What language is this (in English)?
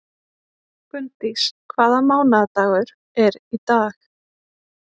Icelandic